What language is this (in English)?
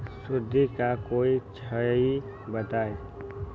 Magahi